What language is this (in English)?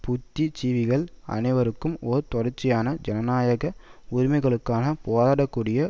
Tamil